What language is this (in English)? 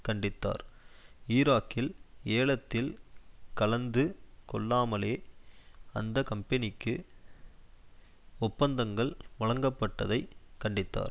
Tamil